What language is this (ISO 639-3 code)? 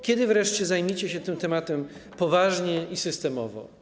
pol